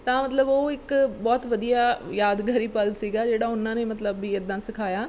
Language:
Punjabi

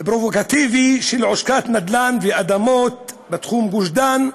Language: Hebrew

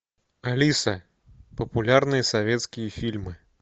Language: Russian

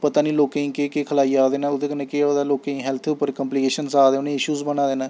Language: Dogri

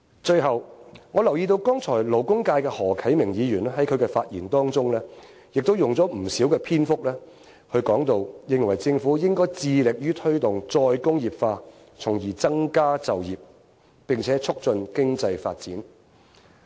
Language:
Cantonese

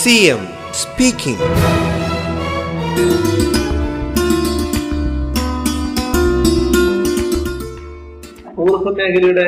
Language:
Malayalam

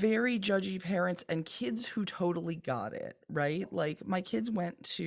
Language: English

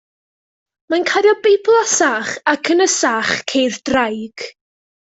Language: Welsh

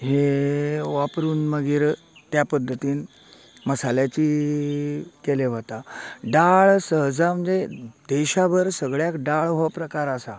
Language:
Konkani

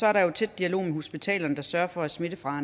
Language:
Danish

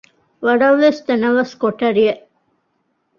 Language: Divehi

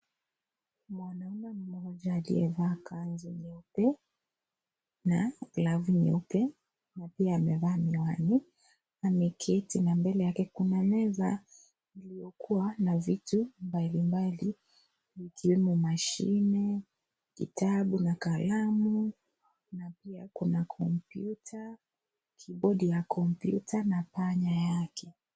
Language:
Swahili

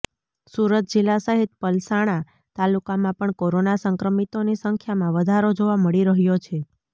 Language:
Gujarati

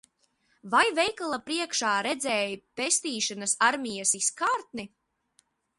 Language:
Latvian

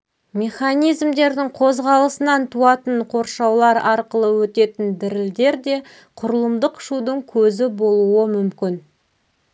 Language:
Kazakh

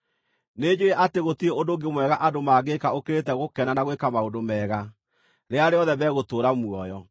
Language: Kikuyu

